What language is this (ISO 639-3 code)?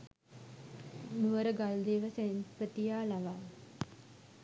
sin